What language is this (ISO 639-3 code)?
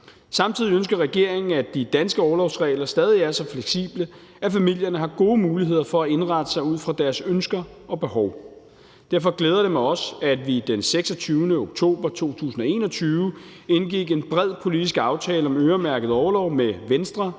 dan